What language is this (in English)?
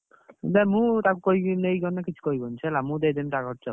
Odia